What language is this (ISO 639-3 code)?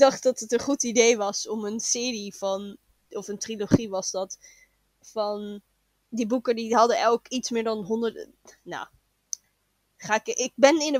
nld